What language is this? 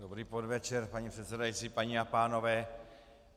Czech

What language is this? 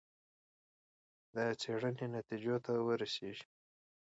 Pashto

